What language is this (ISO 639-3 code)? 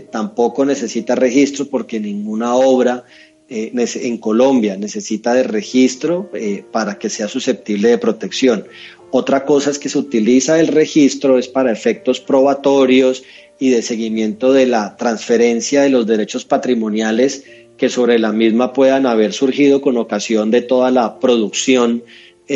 spa